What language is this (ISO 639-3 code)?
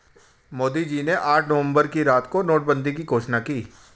hin